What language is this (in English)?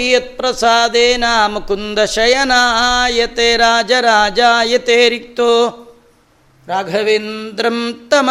Kannada